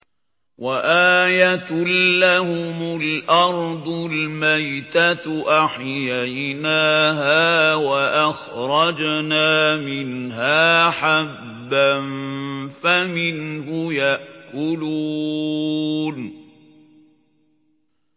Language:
Arabic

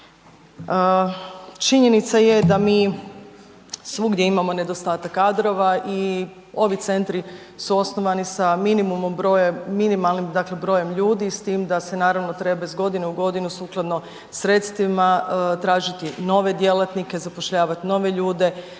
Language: Croatian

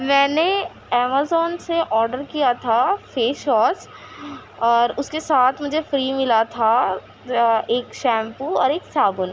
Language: Urdu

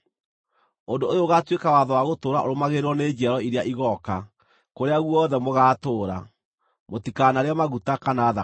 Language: Kikuyu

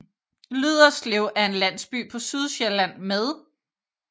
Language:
Danish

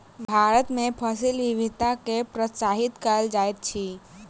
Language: Maithili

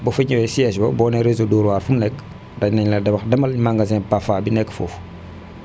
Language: Wolof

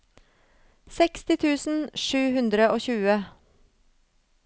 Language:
Norwegian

